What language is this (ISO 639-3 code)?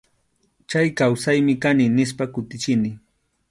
qxu